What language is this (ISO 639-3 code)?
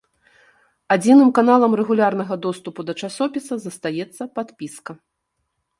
bel